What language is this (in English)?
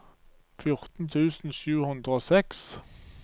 Norwegian